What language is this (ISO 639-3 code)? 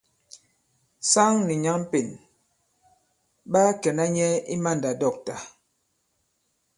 abb